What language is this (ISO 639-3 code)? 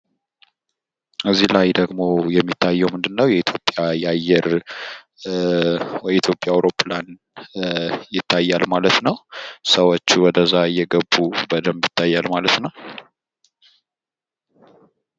amh